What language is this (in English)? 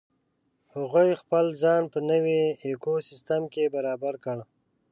Pashto